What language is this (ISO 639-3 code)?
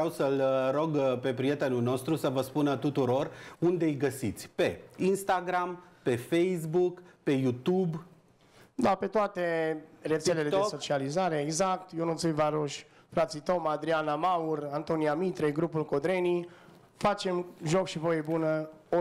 ron